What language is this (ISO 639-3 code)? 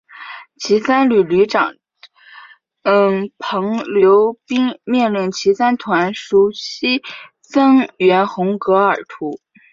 zho